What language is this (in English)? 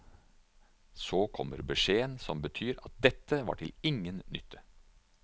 Norwegian